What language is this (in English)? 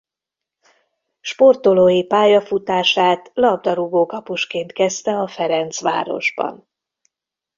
Hungarian